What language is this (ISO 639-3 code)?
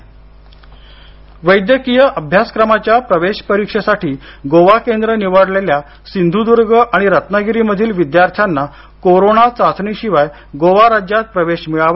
mar